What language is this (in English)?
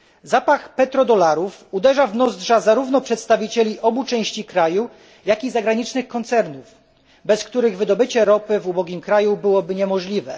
Polish